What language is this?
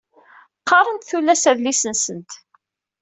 Kabyle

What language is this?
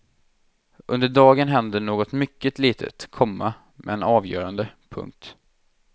Swedish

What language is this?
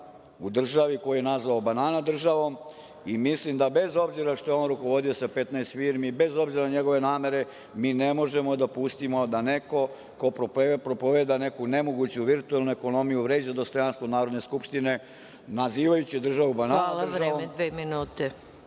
Serbian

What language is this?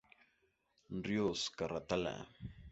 Spanish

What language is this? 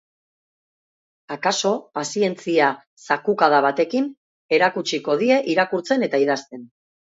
Basque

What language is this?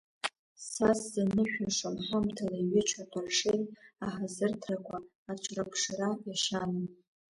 Abkhazian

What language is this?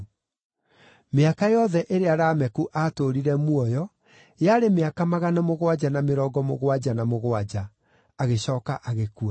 Kikuyu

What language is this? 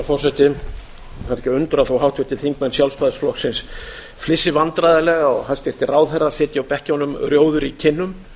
Icelandic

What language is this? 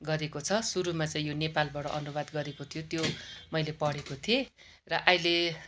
Nepali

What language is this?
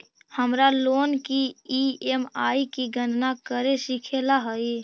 Magahi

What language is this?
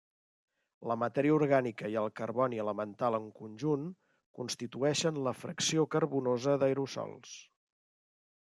Catalan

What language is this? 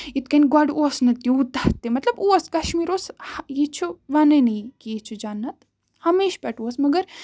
Kashmiri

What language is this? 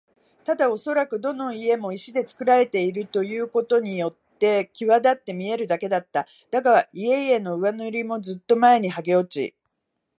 Japanese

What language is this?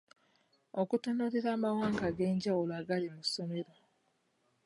Ganda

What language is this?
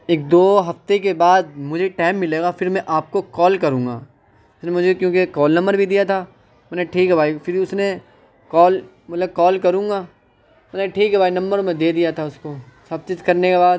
Urdu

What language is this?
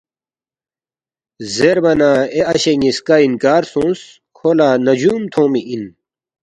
Balti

